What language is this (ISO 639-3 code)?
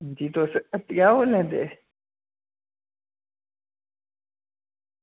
doi